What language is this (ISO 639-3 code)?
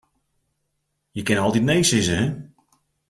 fry